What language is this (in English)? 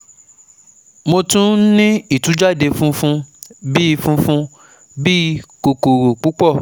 Yoruba